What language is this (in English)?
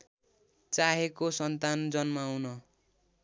Nepali